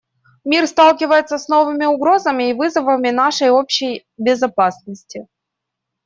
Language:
Russian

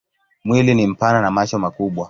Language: Swahili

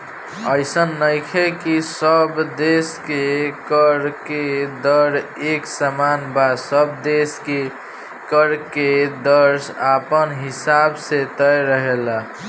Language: Bhojpuri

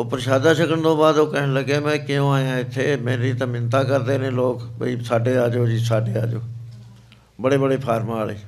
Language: Punjabi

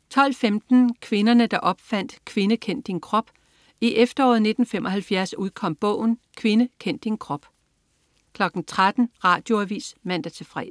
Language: Danish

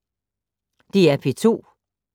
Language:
Danish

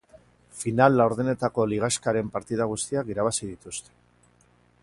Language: Basque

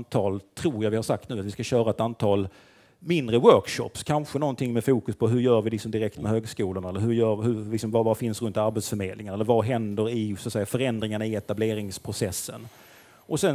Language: Swedish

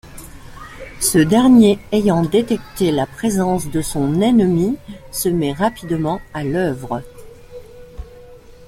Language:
French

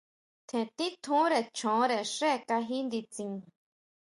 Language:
Huautla Mazatec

